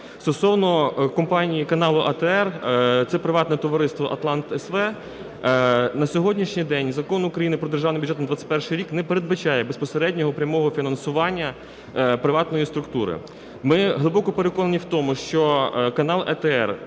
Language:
Ukrainian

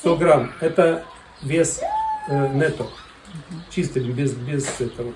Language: Russian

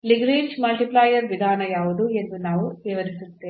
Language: Kannada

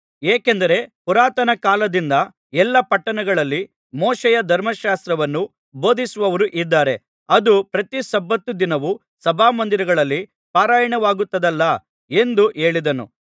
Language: Kannada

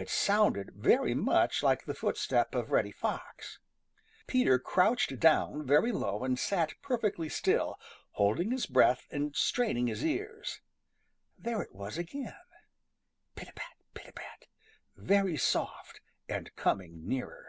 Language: English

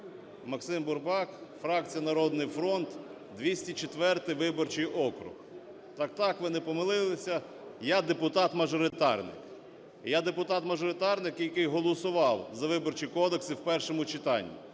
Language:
Ukrainian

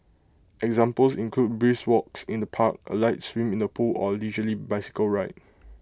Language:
English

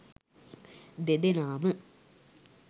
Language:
Sinhala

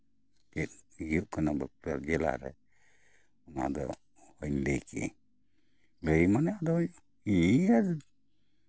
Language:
Santali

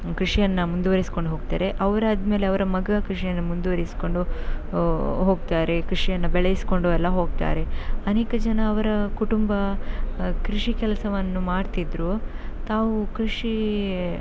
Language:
Kannada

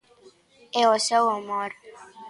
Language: Galician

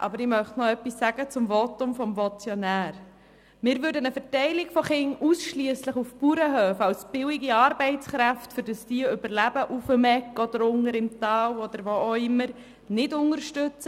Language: Swiss German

